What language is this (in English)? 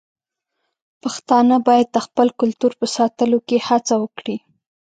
Pashto